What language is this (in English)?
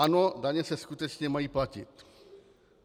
Czech